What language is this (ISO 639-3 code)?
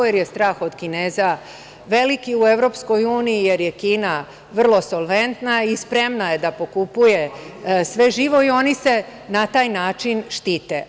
srp